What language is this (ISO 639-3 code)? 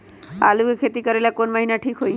mag